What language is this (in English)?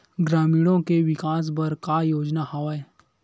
Chhattisgarhi